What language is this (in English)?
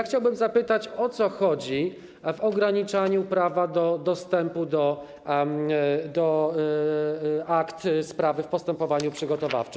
Polish